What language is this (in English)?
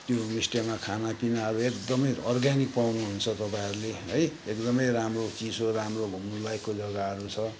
Nepali